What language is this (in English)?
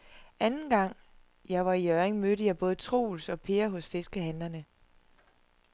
Danish